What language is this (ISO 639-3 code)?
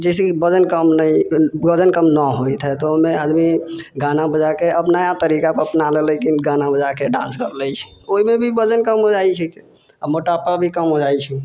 mai